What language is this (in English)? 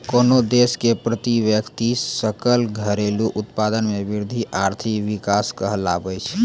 Maithili